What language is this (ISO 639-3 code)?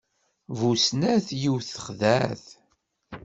kab